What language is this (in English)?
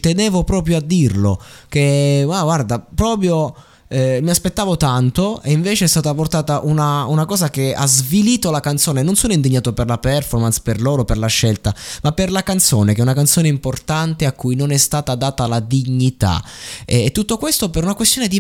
Italian